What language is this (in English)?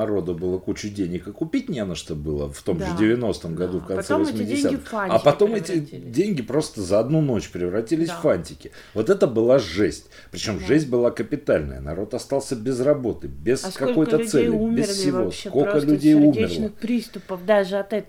Russian